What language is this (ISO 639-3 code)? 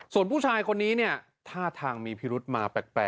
tha